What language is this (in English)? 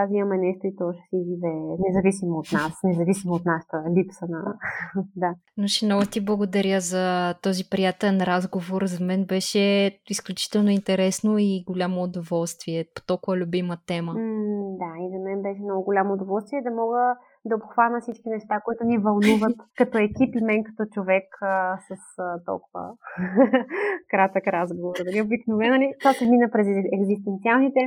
Bulgarian